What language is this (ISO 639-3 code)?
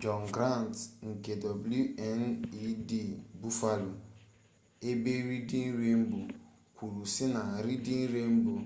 ibo